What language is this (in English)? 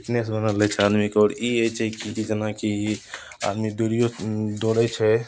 Maithili